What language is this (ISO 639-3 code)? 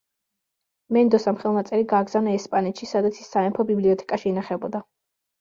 kat